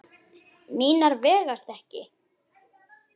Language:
Icelandic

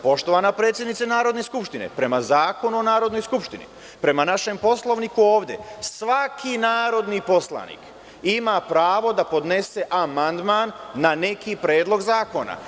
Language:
Serbian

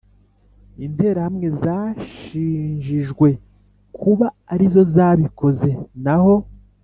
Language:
Kinyarwanda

